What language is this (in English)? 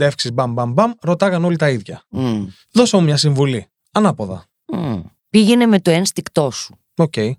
Greek